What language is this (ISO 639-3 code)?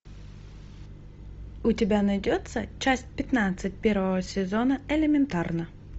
rus